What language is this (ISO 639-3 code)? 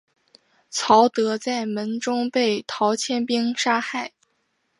zho